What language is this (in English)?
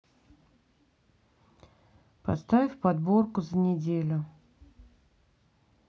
Russian